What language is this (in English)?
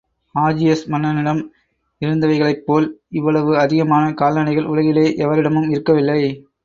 Tamil